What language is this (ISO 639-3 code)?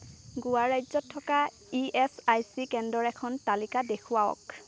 asm